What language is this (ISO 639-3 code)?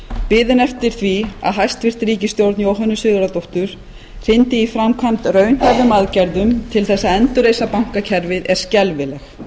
isl